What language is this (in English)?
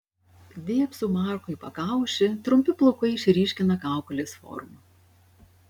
Lithuanian